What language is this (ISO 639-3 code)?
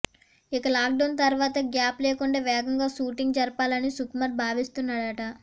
tel